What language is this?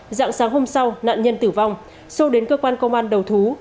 Vietnamese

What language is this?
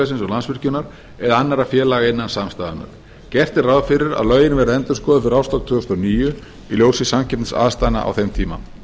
Icelandic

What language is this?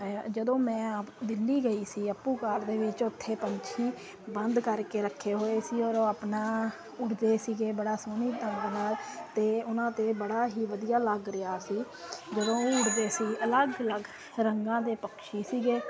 Punjabi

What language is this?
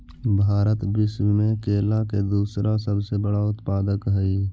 Magahi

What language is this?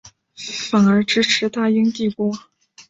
Chinese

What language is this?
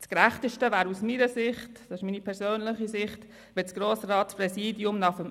Swiss German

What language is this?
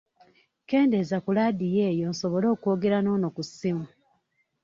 Ganda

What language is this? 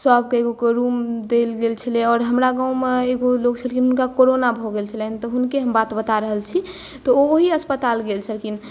Maithili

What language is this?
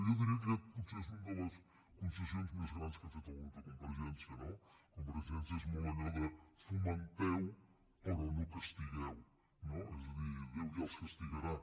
Catalan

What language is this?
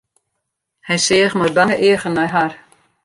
Western Frisian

